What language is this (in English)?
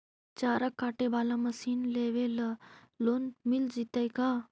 Magahi